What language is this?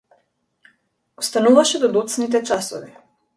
Macedonian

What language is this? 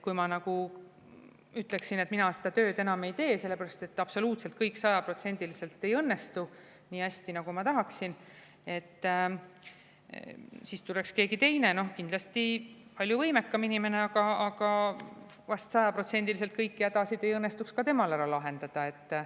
Estonian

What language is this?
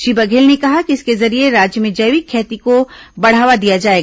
Hindi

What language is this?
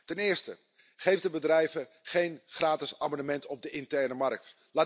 Dutch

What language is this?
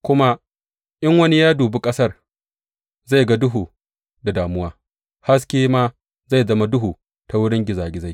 Hausa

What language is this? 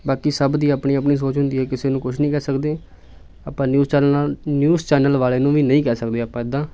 Punjabi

